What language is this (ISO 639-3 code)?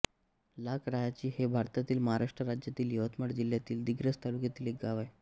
mar